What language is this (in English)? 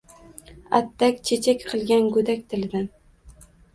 Uzbek